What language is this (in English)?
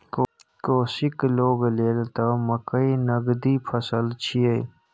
Maithili